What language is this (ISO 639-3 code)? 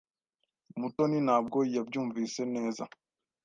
kin